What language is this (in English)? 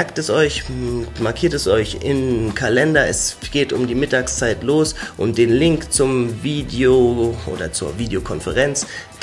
German